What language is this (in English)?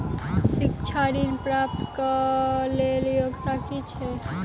Maithili